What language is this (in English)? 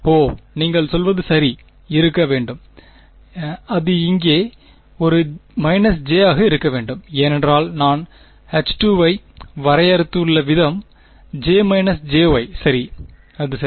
Tamil